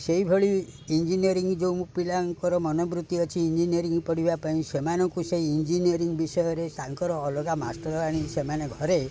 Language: Odia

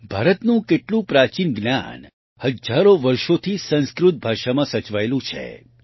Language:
Gujarati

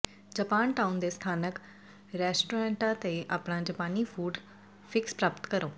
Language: Punjabi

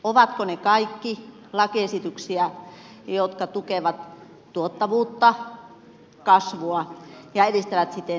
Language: Finnish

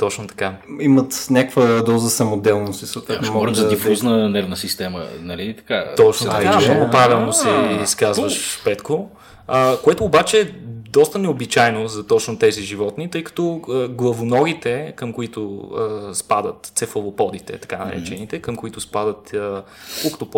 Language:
Bulgarian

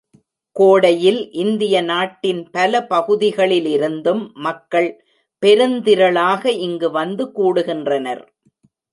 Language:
Tamil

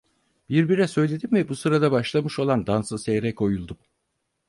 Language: Turkish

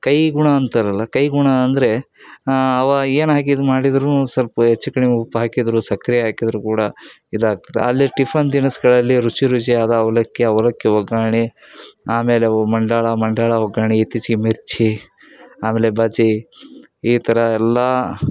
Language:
Kannada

